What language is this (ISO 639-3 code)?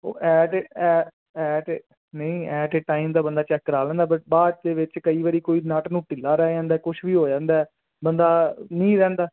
pan